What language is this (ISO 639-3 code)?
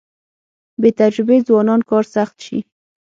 pus